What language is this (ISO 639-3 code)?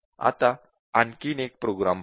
mar